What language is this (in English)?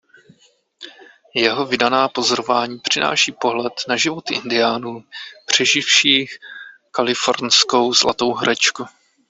Czech